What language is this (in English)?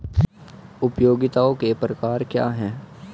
Hindi